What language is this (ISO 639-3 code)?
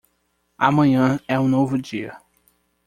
por